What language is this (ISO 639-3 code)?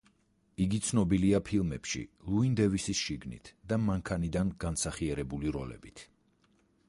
kat